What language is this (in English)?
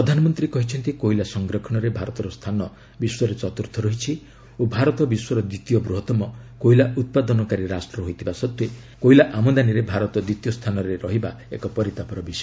Odia